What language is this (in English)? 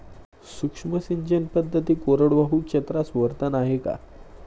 Marathi